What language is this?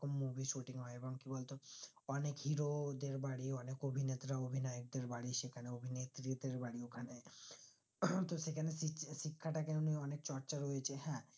Bangla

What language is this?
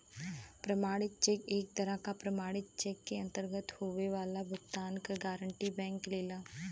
Bhojpuri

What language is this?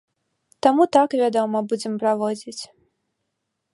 Belarusian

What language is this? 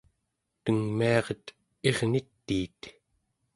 Central Yupik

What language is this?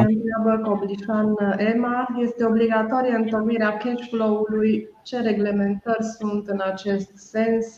Romanian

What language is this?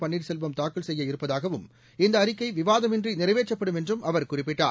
Tamil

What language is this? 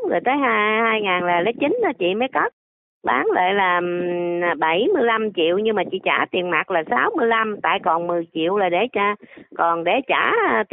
Vietnamese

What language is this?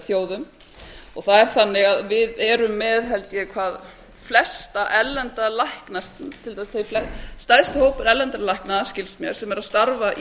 Icelandic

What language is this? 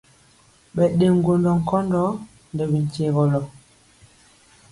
Mpiemo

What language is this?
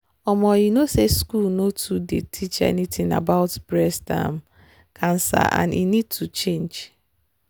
Nigerian Pidgin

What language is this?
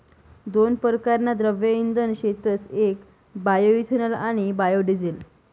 Marathi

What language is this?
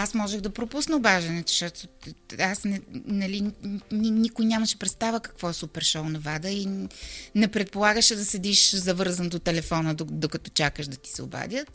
Bulgarian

